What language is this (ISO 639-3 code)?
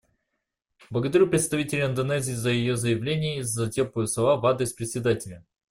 rus